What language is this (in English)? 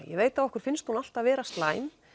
Icelandic